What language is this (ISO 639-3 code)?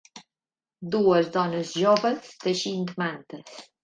cat